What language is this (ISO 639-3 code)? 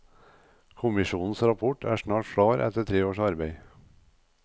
nor